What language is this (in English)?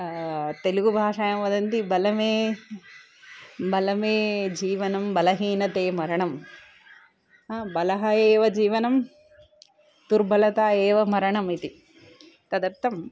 Sanskrit